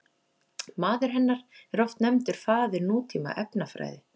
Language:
Icelandic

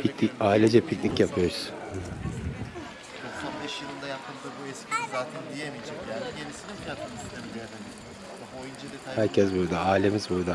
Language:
Turkish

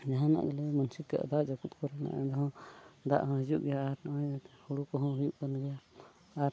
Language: Santali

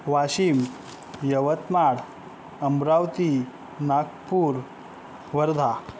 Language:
Marathi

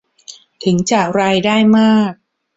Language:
Thai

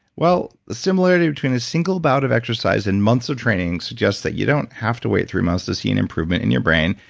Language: English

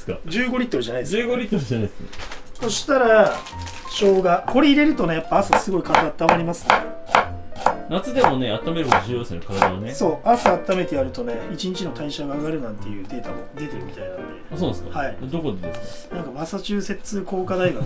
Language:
Japanese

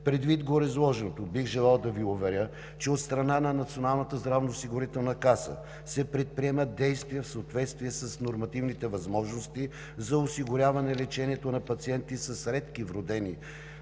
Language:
Bulgarian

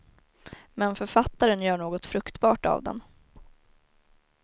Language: Swedish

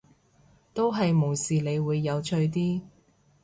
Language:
Cantonese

